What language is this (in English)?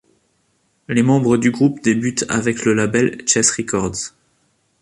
French